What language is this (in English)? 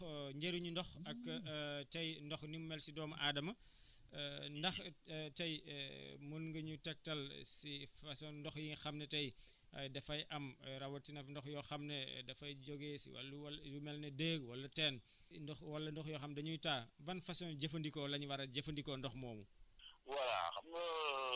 Wolof